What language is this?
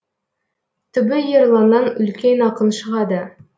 Kazakh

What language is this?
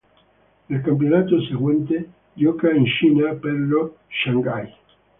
Italian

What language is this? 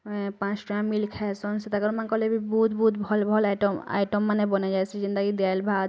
Odia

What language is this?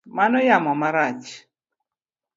Luo (Kenya and Tanzania)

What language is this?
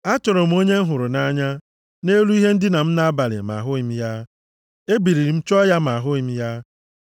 Igbo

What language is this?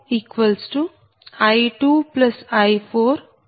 Telugu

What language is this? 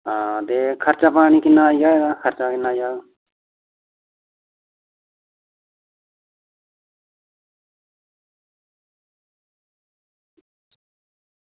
Dogri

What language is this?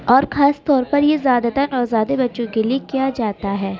Urdu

